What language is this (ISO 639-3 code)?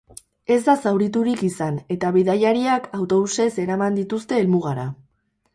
eus